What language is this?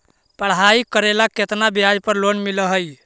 Magahi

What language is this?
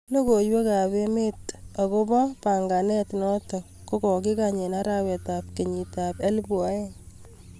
Kalenjin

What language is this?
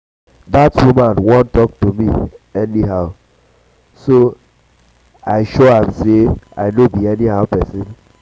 Nigerian Pidgin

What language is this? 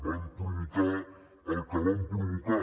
Catalan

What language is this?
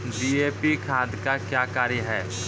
Maithili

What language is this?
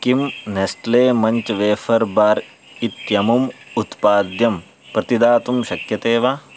Sanskrit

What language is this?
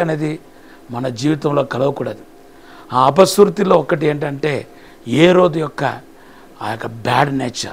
Telugu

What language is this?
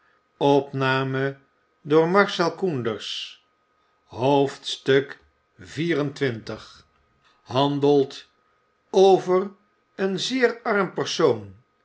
Dutch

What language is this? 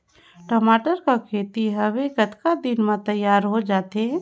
Chhattisgarhi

